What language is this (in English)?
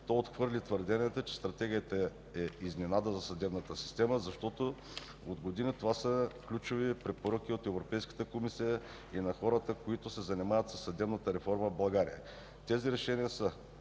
Bulgarian